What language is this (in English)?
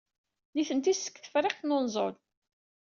Kabyle